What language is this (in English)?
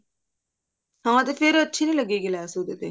Punjabi